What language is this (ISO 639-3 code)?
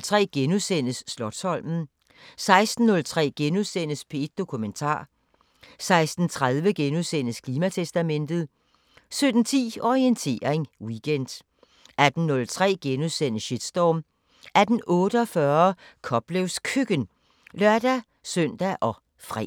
dan